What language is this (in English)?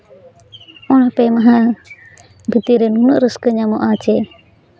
Santali